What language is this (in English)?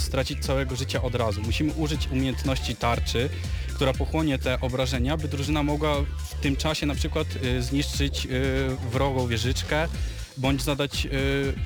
Polish